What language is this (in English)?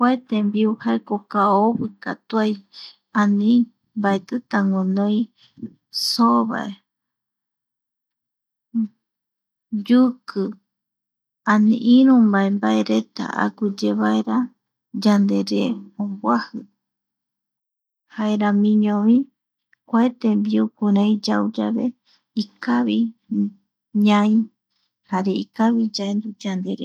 Eastern Bolivian Guaraní